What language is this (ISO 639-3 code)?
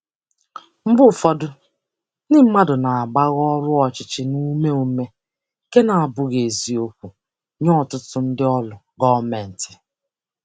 ibo